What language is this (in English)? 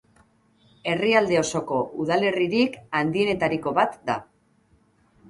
Basque